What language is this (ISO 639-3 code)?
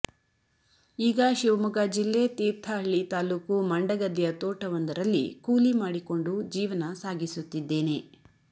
kan